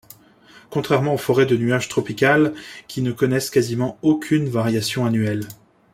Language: French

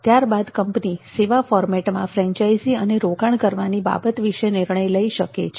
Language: Gujarati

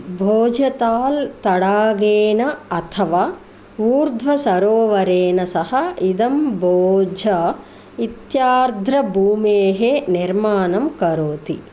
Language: Sanskrit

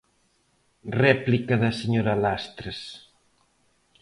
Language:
Galician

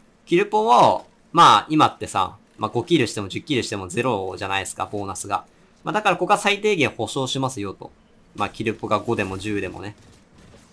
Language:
Japanese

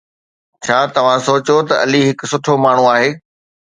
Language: Sindhi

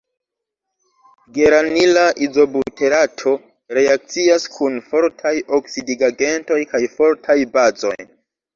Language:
Esperanto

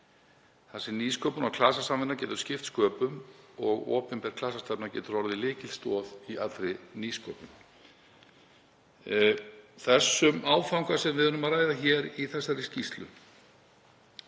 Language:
Icelandic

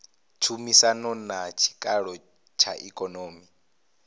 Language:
Venda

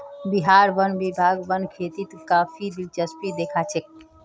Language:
Magahi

